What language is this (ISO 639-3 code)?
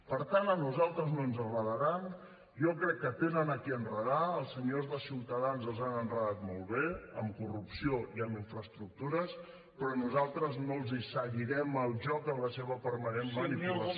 cat